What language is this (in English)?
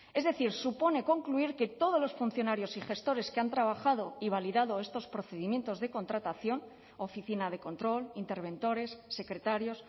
Spanish